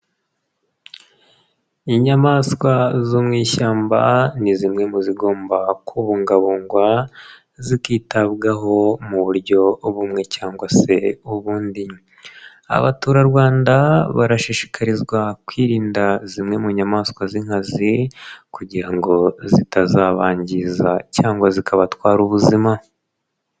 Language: Kinyarwanda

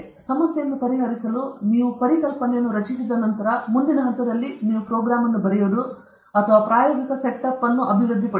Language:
Kannada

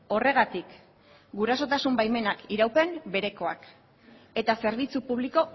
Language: Basque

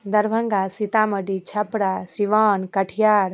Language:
Maithili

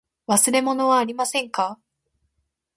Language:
Japanese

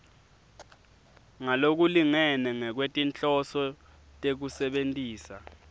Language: Swati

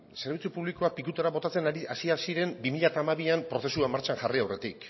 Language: Basque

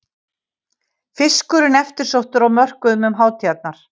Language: Icelandic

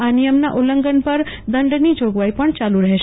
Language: Gujarati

